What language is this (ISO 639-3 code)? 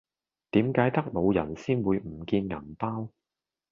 yue